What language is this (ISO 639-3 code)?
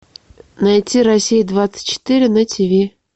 rus